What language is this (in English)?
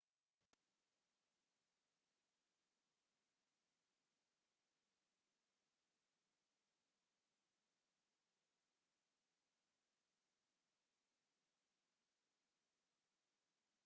Somali